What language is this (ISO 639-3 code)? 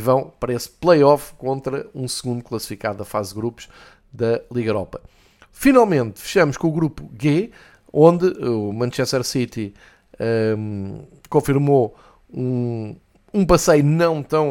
por